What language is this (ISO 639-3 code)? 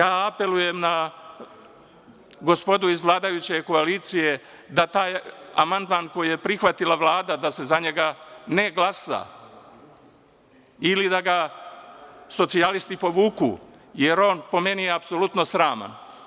srp